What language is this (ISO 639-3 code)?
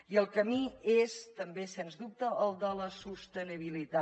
cat